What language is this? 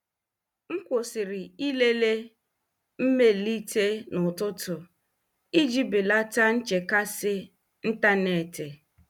Igbo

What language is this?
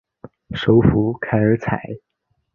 Chinese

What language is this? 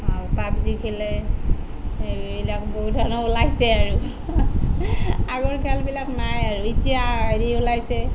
Assamese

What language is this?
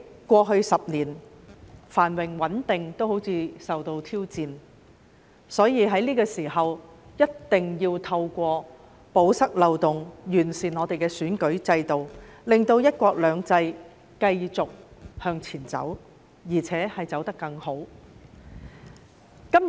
Cantonese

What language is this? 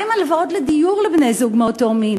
Hebrew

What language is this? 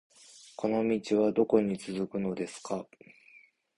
Japanese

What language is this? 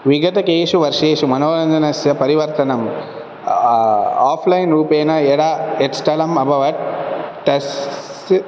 Sanskrit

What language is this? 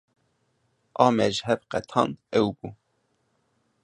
Kurdish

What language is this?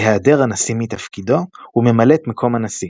Hebrew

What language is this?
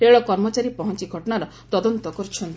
Odia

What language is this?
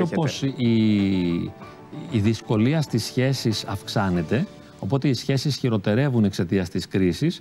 Greek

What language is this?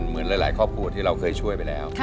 Thai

